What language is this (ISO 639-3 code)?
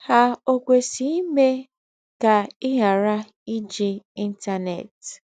ibo